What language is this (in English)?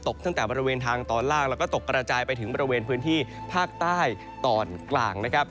Thai